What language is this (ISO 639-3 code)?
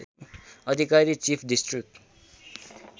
nep